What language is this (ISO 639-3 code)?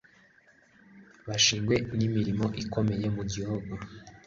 kin